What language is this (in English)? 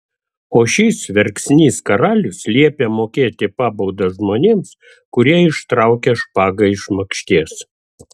Lithuanian